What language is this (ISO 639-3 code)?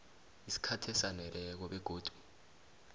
nbl